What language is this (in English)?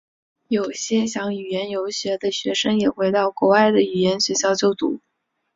Chinese